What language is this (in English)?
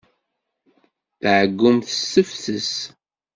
Kabyle